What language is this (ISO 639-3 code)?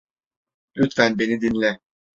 tur